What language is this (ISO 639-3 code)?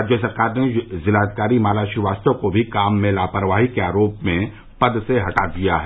hin